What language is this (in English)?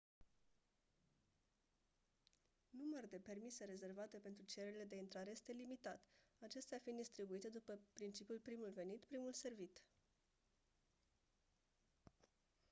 Romanian